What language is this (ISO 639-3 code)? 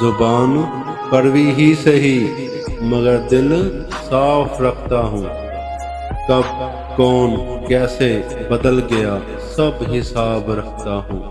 urd